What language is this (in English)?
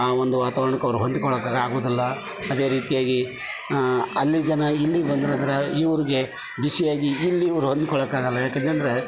Kannada